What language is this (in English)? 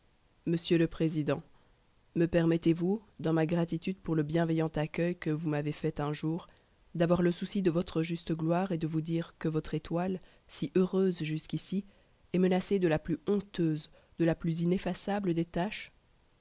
French